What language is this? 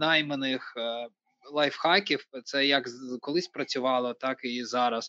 Ukrainian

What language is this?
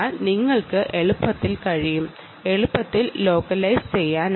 Malayalam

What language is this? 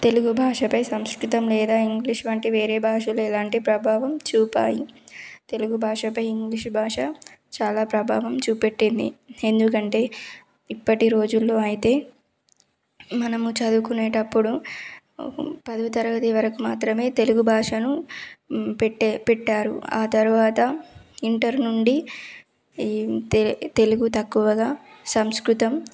Telugu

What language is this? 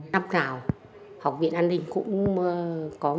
Vietnamese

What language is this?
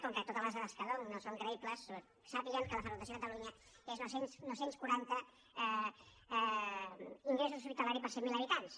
Catalan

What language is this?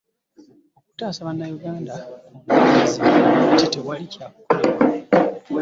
Ganda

